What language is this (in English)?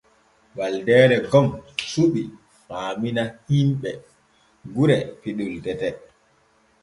Borgu Fulfulde